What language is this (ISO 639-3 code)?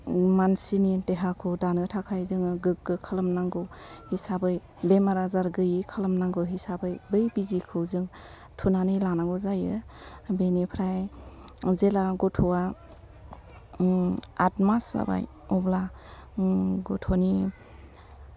brx